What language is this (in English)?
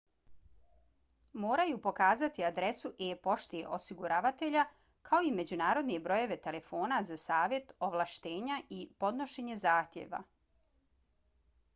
Bosnian